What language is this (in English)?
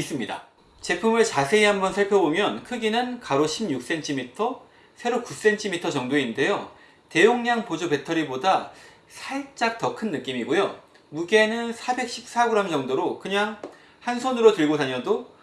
Korean